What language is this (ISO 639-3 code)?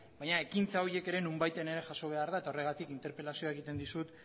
eus